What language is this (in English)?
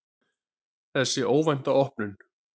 Icelandic